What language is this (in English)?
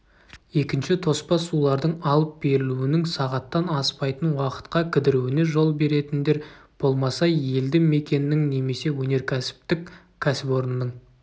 Kazakh